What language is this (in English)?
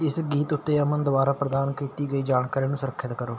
Punjabi